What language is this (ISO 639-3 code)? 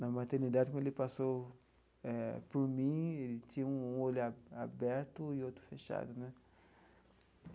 por